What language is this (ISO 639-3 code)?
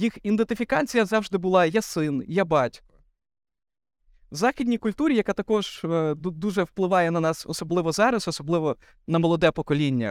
ukr